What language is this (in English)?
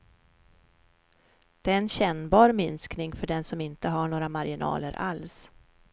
Swedish